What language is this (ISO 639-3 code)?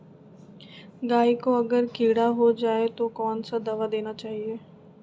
mag